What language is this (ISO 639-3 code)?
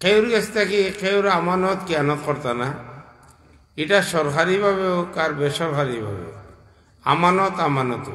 ara